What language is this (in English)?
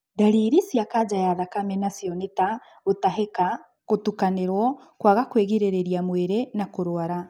Kikuyu